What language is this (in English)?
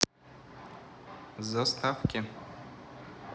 Russian